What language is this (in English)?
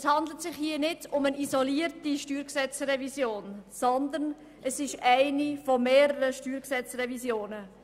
Swiss German